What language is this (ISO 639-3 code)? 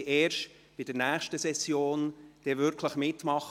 gsw